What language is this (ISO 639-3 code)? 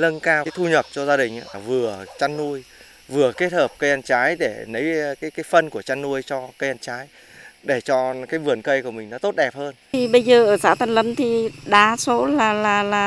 vie